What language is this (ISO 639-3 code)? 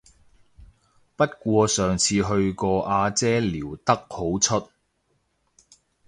yue